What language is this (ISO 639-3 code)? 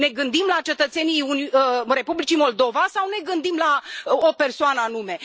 ron